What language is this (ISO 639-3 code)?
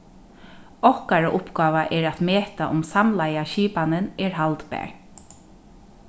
fao